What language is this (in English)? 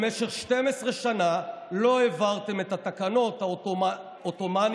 Hebrew